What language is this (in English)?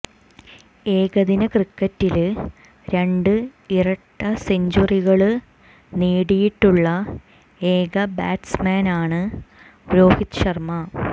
Malayalam